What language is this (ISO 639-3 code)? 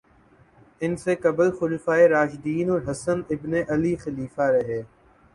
urd